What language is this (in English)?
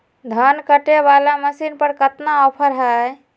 Magahi